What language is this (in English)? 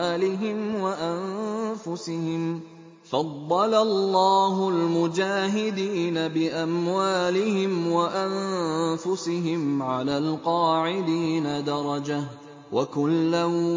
Arabic